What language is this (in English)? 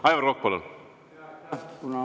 Estonian